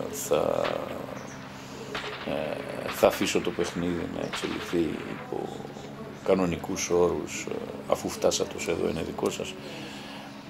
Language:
Greek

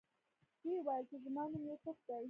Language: Pashto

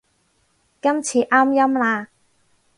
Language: Cantonese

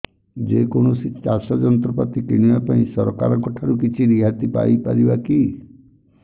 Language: Odia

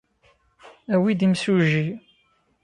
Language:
Kabyle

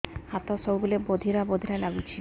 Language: Odia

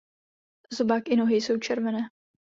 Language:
Czech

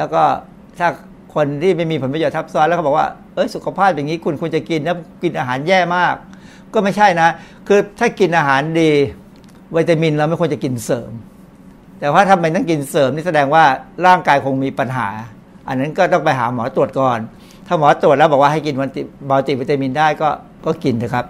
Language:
Thai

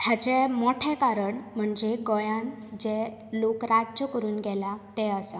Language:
Konkani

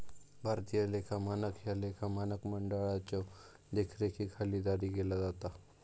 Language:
Marathi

